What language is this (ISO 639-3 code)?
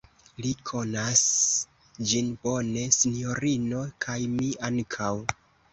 epo